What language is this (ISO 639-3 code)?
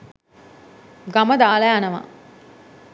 sin